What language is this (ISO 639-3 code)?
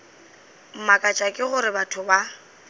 nso